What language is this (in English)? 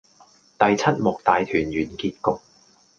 Cantonese